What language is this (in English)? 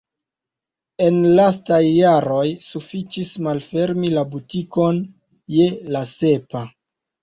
Esperanto